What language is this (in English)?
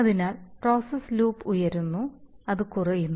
Malayalam